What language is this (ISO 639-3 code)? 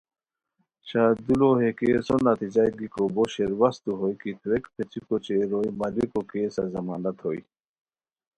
khw